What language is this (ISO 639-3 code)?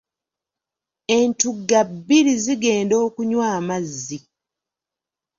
lug